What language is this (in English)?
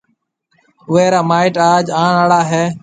Marwari (Pakistan)